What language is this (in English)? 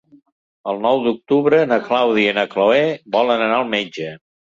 Catalan